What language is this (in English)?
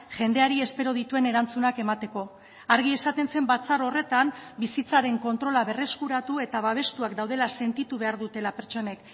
Basque